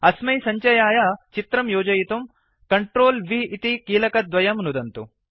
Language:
Sanskrit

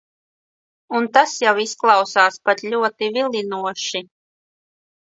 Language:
Latvian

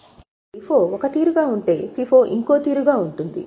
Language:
Telugu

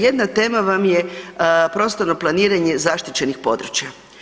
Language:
Croatian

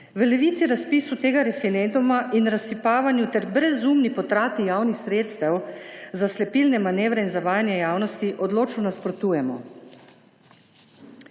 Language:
Slovenian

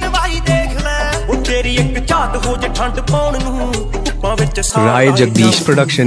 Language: Hindi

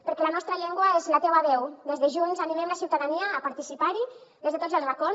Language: Catalan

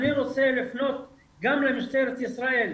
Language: Hebrew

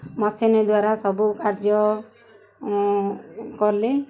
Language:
Odia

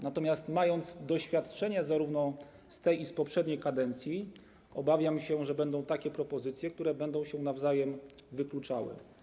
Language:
Polish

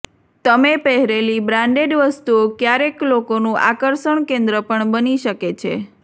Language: Gujarati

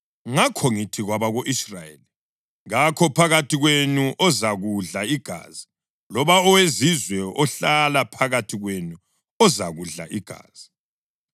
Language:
North Ndebele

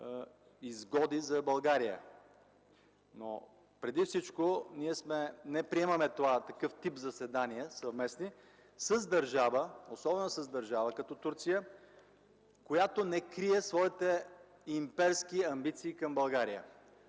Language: Bulgarian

